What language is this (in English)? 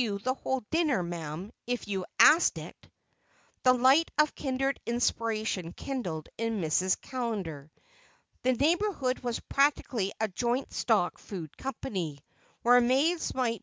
English